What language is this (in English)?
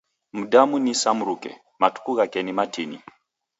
Taita